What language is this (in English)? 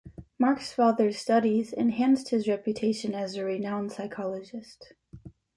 English